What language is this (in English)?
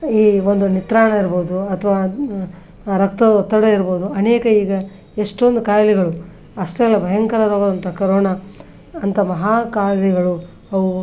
Kannada